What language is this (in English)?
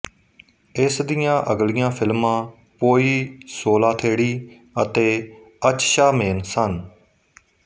Punjabi